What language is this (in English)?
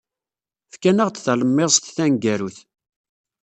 Kabyle